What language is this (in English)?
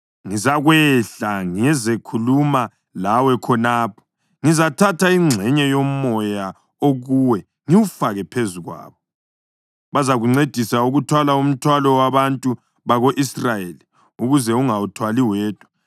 North Ndebele